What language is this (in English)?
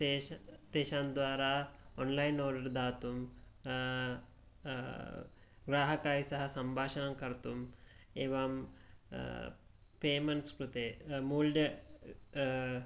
Sanskrit